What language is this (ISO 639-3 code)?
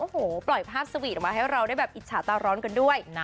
tha